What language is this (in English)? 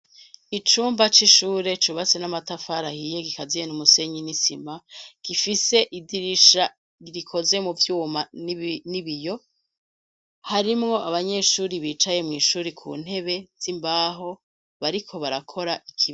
Rundi